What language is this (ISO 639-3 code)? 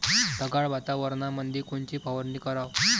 mar